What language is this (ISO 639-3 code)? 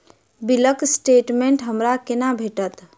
mai